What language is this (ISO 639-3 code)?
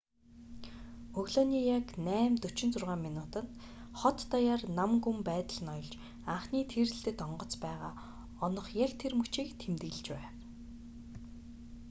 mon